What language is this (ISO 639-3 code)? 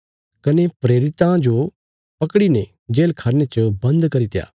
kfs